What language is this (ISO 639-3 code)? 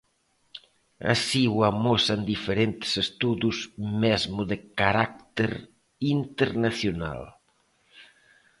glg